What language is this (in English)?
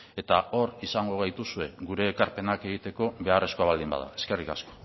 Basque